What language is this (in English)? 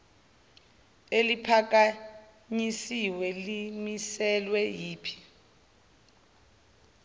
Zulu